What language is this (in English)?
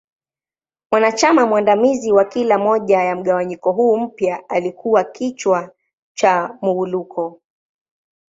Swahili